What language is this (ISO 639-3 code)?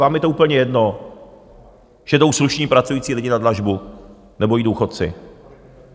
ces